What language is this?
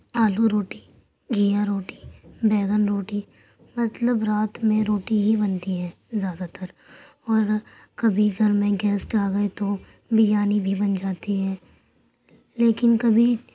Urdu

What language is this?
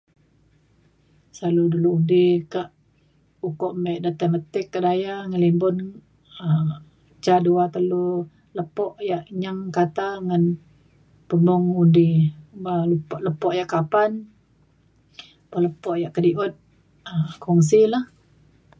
Mainstream Kenyah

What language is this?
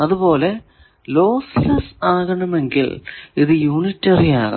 Malayalam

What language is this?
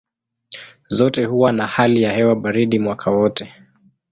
Swahili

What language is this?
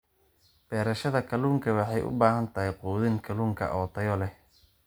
Somali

